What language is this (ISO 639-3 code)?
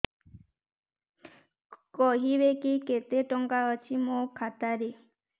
ori